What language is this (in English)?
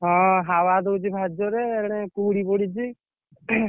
Odia